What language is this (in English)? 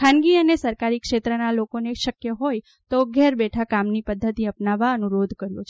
Gujarati